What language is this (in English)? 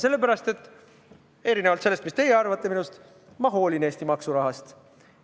Estonian